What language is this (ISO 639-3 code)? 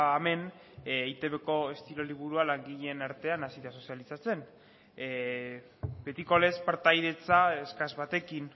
eus